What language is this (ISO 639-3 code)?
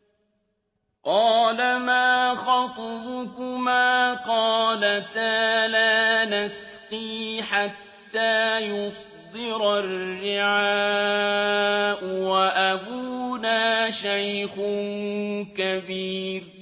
ara